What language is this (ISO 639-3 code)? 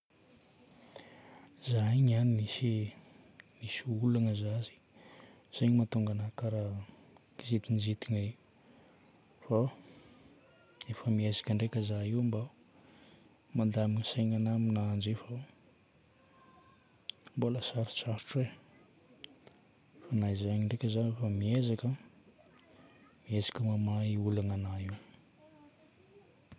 bmm